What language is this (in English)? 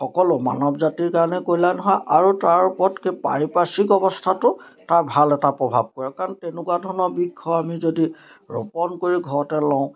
Assamese